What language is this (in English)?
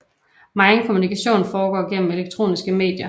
Danish